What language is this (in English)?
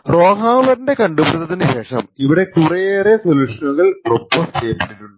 Malayalam